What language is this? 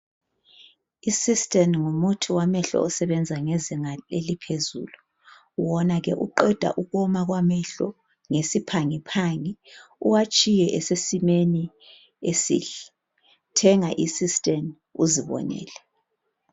North Ndebele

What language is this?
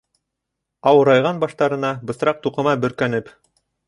Bashkir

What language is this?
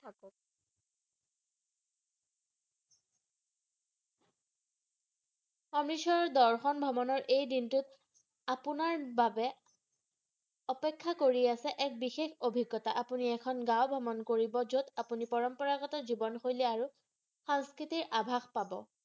Assamese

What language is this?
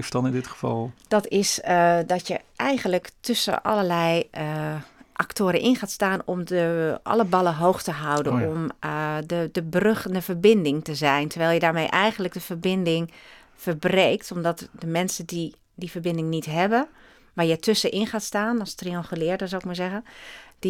Dutch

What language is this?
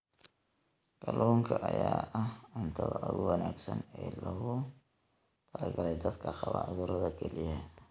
Somali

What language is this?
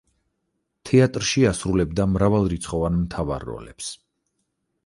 Georgian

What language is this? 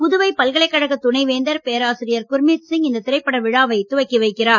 Tamil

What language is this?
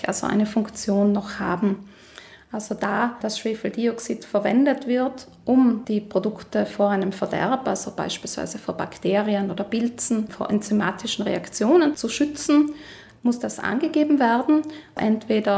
German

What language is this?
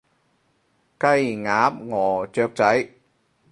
Cantonese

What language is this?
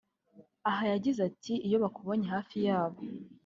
Kinyarwanda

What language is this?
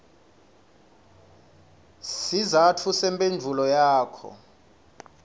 Swati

